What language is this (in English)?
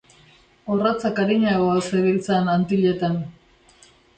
Basque